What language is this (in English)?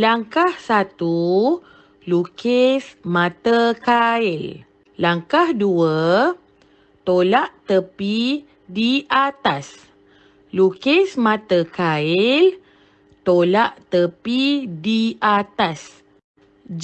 Malay